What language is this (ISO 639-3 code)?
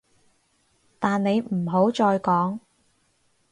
yue